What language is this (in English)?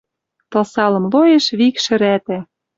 Western Mari